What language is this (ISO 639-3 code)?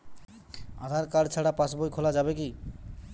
ben